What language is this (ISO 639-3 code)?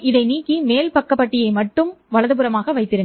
tam